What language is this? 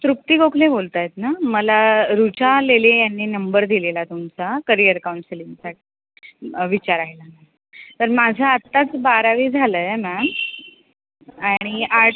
Marathi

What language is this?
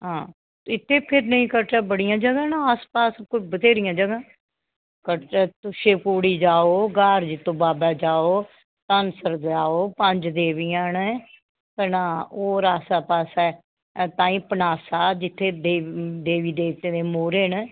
Dogri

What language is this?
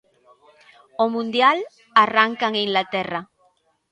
Galician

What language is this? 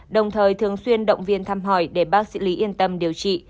Vietnamese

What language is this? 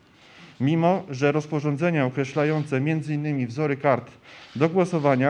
Polish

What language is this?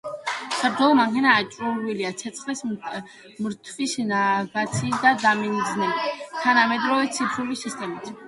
Georgian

